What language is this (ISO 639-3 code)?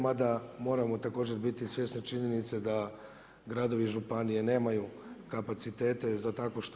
hrv